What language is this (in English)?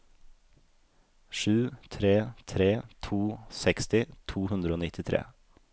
Norwegian